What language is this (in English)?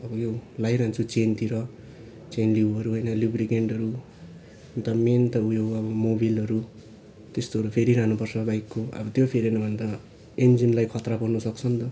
Nepali